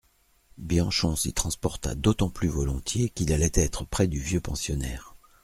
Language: French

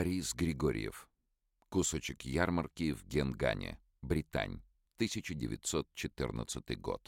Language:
Russian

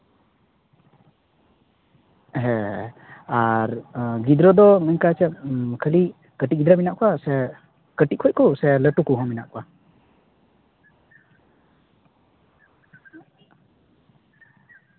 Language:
Santali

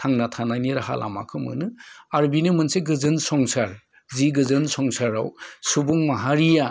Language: Bodo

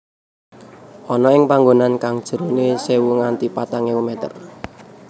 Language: Javanese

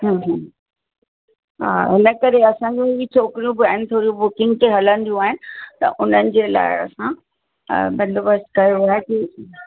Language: Sindhi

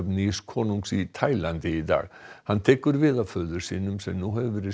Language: Icelandic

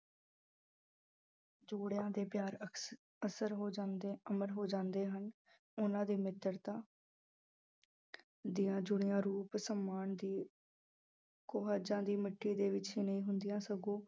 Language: Punjabi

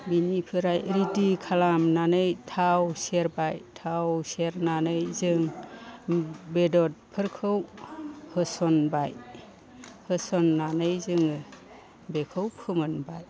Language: Bodo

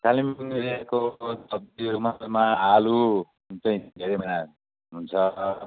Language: Nepali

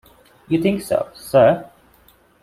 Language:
English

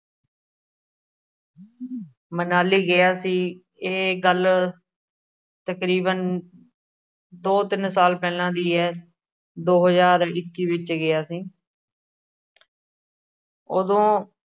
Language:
Punjabi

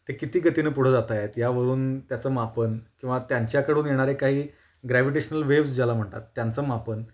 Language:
Marathi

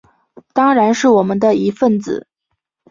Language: Chinese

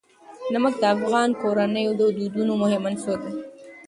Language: Pashto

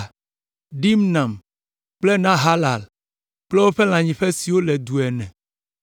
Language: Ewe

